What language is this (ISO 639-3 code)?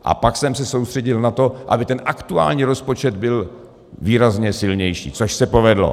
ces